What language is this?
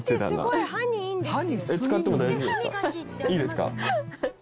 Japanese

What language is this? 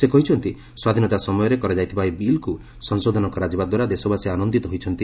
Odia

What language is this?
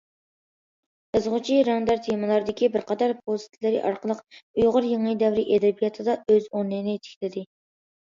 Uyghur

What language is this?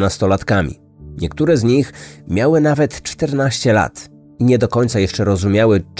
Polish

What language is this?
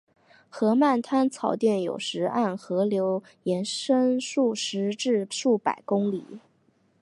Chinese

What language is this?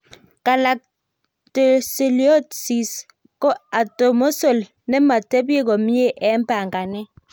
Kalenjin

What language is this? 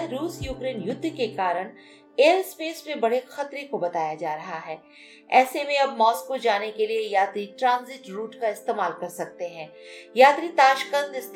Hindi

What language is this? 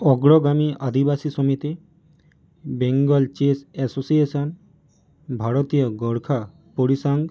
Bangla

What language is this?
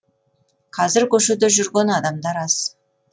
Kazakh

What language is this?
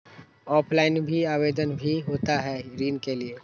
Magahi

